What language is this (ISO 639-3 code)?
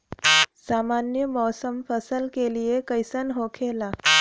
bho